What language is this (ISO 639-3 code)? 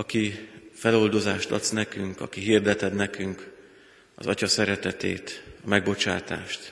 hun